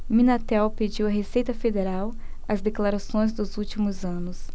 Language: Portuguese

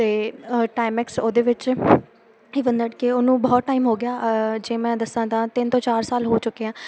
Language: Punjabi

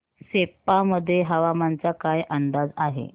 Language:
Marathi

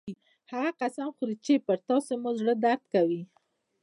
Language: Pashto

